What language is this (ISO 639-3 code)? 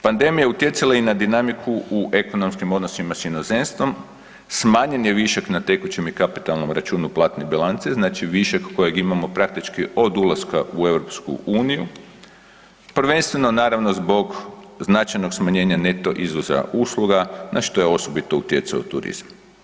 hrv